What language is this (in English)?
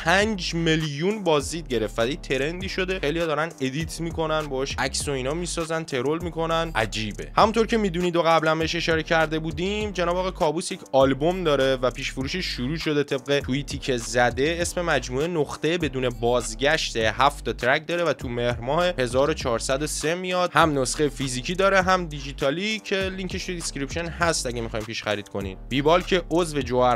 Persian